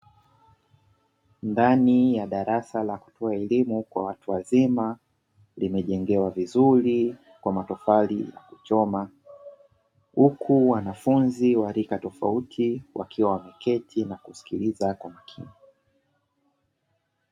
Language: Swahili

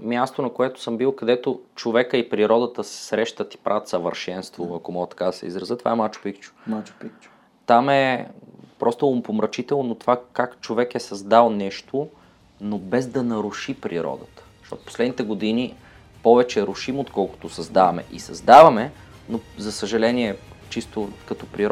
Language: Bulgarian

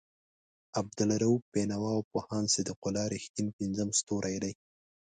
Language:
Pashto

